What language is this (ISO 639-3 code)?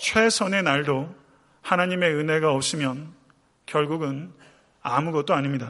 kor